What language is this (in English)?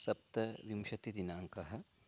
Sanskrit